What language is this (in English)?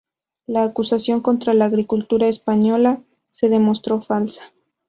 Spanish